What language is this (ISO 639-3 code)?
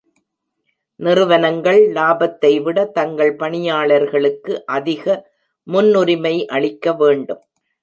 tam